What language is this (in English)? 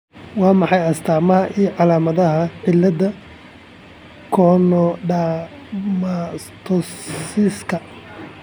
Somali